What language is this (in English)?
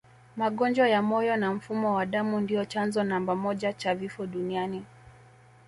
Swahili